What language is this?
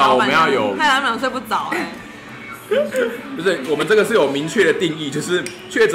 Chinese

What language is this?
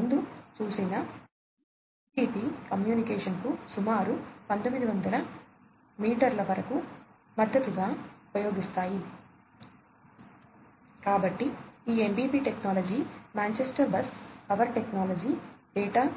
Telugu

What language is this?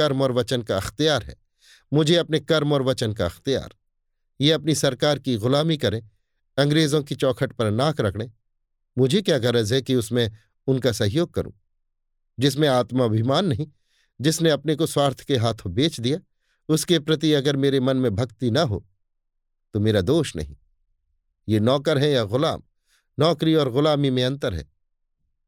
Hindi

